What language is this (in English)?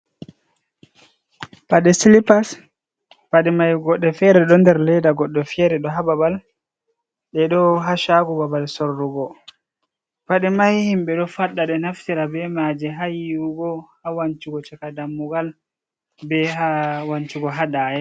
Fula